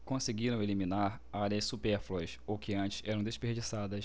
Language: Portuguese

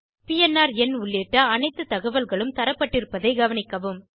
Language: Tamil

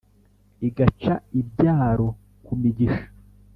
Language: Kinyarwanda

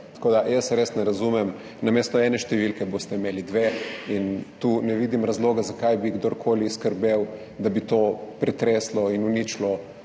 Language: Slovenian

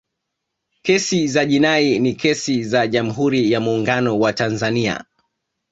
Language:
Swahili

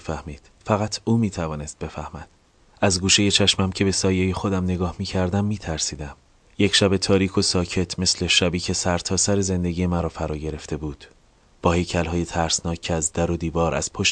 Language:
Persian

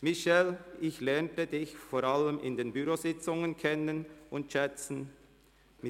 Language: Swiss German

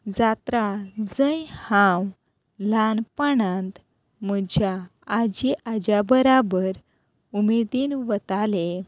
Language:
Konkani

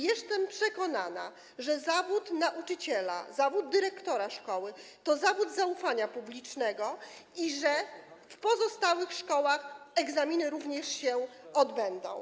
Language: Polish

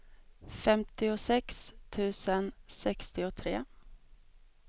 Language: Swedish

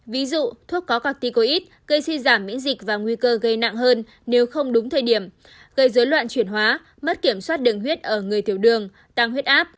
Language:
Vietnamese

